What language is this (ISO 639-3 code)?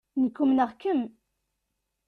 kab